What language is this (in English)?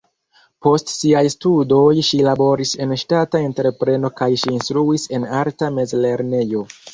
Esperanto